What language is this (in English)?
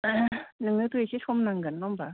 Bodo